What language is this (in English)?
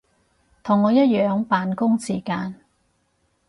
Cantonese